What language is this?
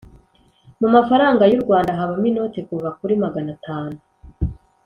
Kinyarwanda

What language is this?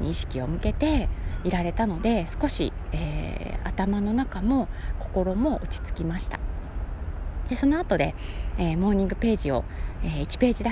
Japanese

